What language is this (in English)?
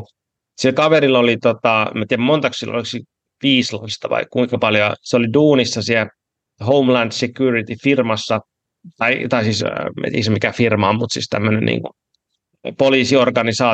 Finnish